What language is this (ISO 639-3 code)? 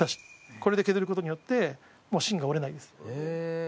jpn